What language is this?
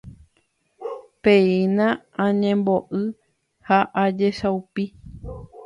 Guarani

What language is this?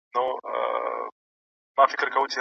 Pashto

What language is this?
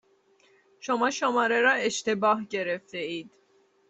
Persian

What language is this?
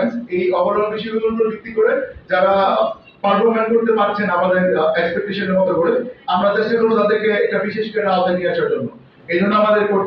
Bangla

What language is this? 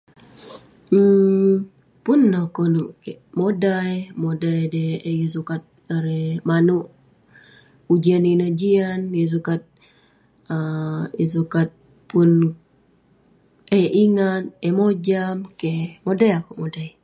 Western Penan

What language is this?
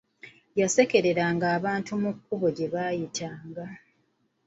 Ganda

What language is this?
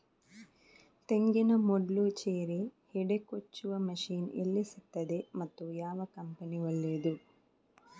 Kannada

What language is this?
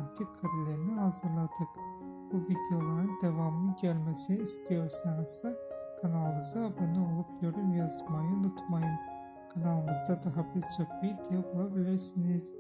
Turkish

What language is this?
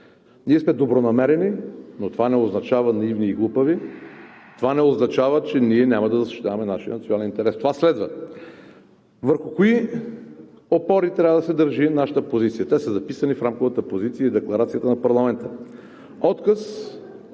Bulgarian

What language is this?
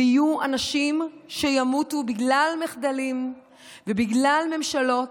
Hebrew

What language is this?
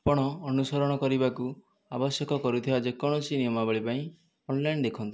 Odia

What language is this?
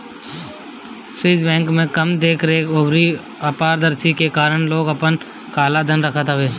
Bhojpuri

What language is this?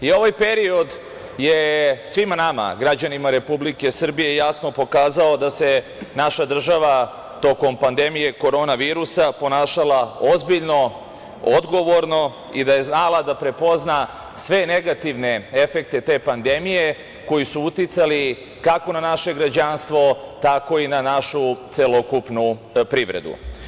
Serbian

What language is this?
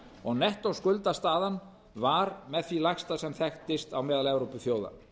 Icelandic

